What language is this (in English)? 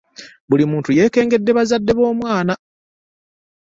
Ganda